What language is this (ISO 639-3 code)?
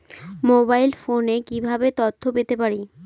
ben